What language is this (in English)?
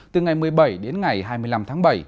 Vietnamese